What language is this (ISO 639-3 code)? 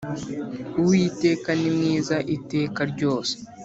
kin